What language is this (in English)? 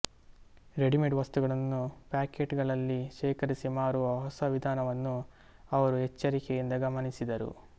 Kannada